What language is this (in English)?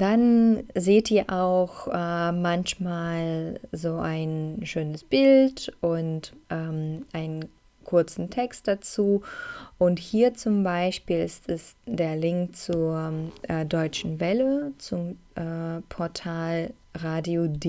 German